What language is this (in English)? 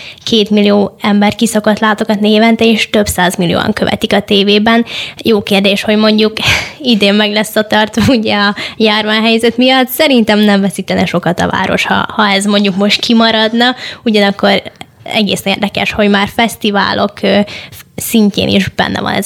Hungarian